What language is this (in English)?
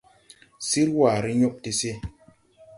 Tupuri